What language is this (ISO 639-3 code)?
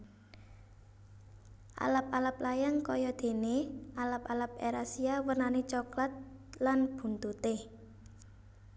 jav